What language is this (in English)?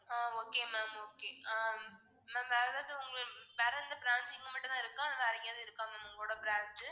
Tamil